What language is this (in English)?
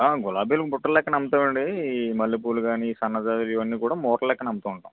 Telugu